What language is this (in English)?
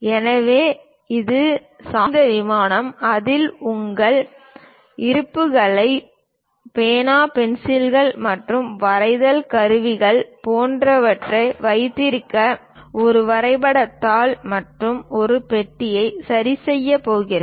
Tamil